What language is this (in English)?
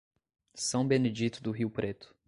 Portuguese